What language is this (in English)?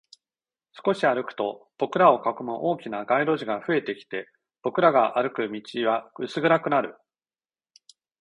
Japanese